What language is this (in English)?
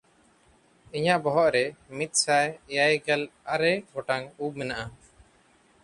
Santali